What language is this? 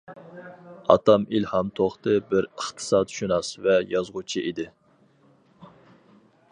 Uyghur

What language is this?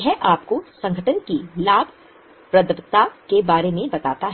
Hindi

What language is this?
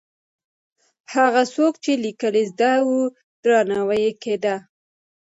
Pashto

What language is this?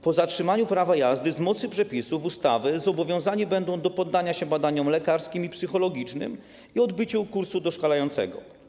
Polish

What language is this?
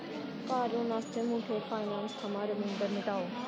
Dogri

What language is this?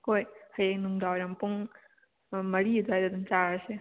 Manipuri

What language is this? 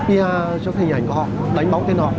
Vietnamese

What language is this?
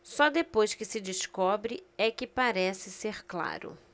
Portuguese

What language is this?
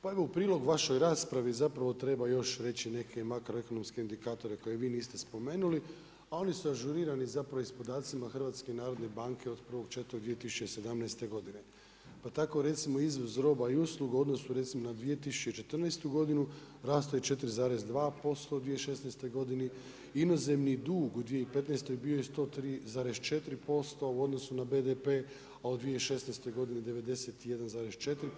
Croatian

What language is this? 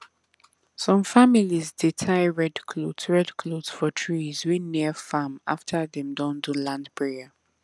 Nigerian Pidgin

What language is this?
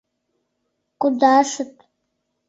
Mari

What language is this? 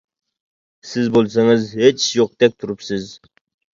Uyghur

